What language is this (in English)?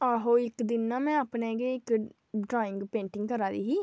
Dogri